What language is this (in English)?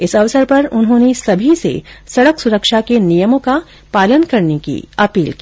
Hindi